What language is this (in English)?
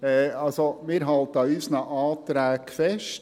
Swiss German